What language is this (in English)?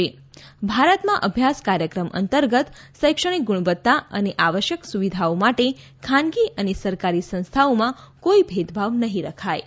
Gujarati